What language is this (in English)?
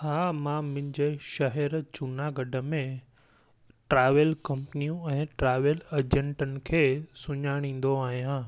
Sindhi